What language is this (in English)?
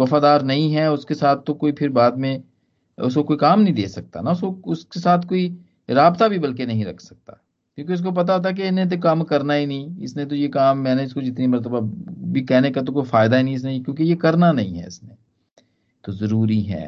Hindi